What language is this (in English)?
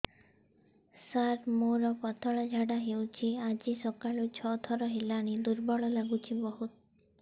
Odia